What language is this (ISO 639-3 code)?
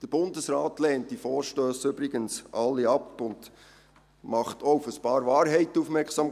gsw